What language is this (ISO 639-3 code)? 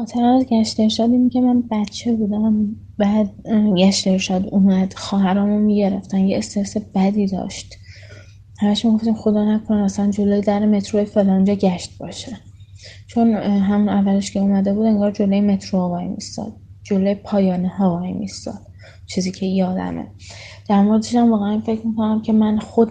fas